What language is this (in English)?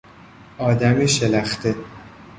Persian